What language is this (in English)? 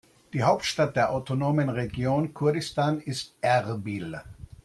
German